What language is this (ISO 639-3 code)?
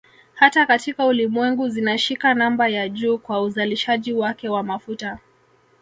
swa